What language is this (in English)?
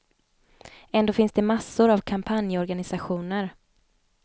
Swedish